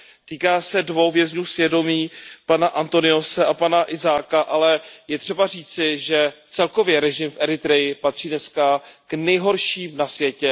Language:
Czech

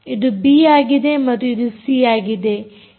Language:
Kannada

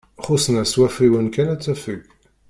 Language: Kabyle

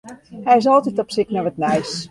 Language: Western Frisian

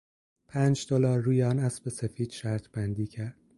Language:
Persian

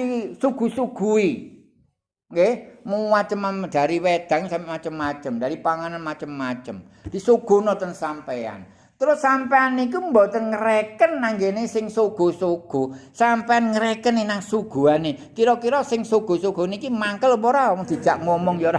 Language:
Indonesian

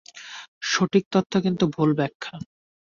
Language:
Bangla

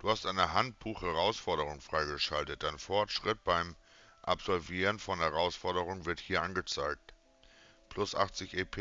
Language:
German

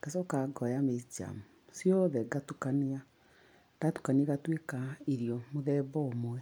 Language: Kikuyu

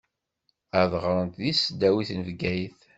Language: Kabyle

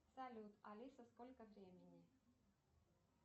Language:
Russian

